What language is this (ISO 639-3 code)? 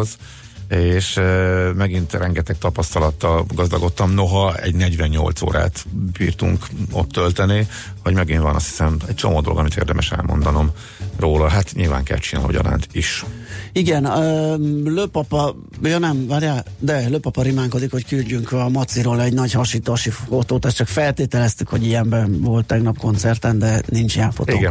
hun